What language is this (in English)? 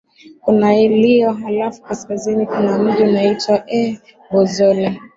Swahili